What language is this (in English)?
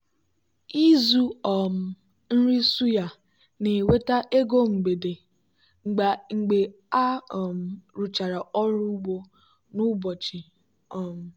Igbo